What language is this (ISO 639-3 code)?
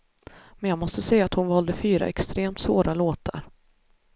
swe